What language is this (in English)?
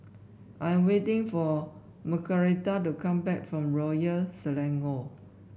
English